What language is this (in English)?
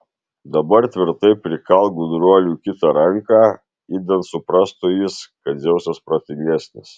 Lithuanian